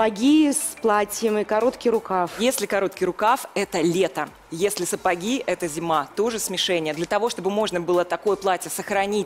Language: Russian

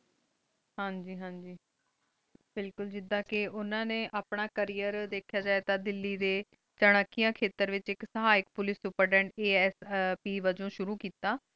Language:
Punjabi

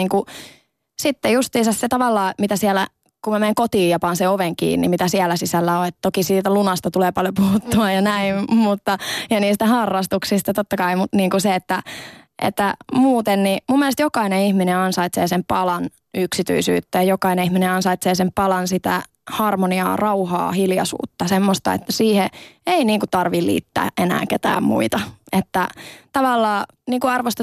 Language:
Finnish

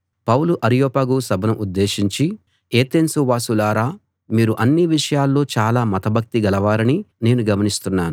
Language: Telugu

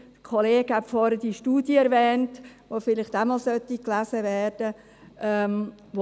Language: Swiss German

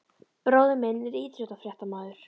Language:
Icelandic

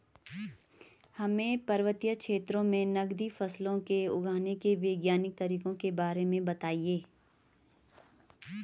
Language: Hindi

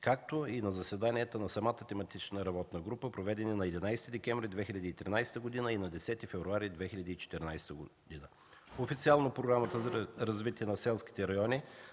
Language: Bulgarian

